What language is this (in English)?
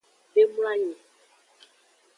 Aja (Benin)